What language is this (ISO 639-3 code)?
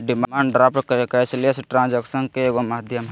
mag